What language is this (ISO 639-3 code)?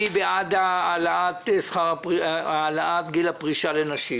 heb